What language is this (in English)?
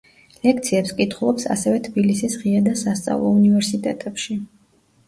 Georgian